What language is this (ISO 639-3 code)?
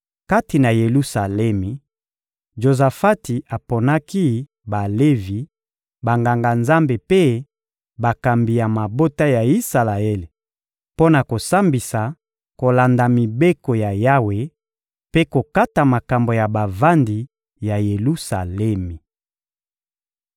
lin